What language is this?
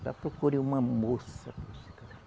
Portuguese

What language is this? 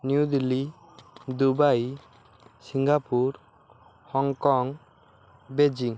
Odia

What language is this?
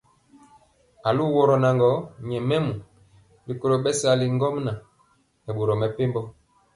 Mpiemo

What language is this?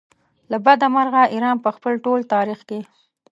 Pashto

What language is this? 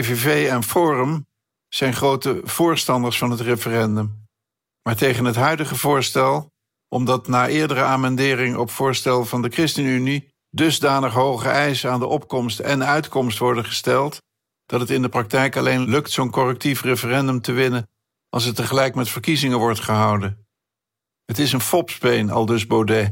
Dutch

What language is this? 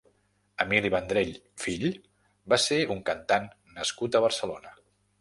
Catalan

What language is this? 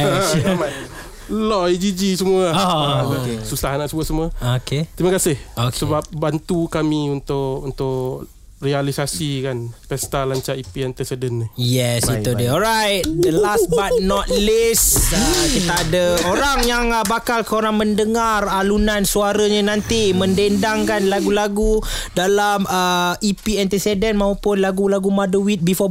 Malay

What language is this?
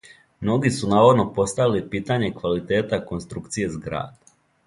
Serbian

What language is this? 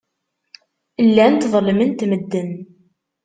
Kabyle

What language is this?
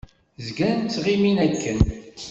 Kabyle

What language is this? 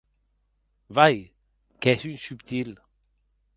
Occitan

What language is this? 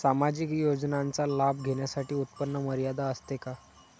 Marathi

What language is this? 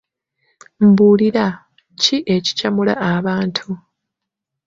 Ganda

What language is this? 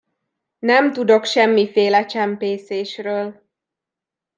Hungarian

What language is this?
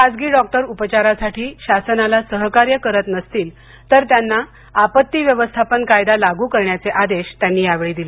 Marathi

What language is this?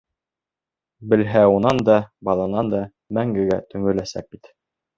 Bashkir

